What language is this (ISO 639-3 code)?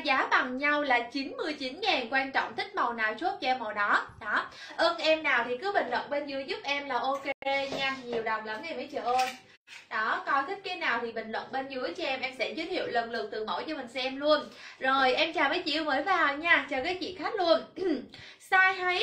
vie